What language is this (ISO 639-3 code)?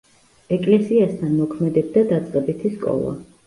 kat